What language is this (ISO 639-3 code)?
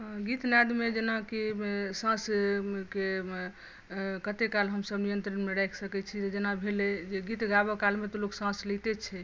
mai